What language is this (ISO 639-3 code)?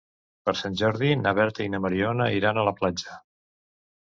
cat